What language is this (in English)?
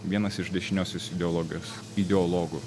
Lithuanian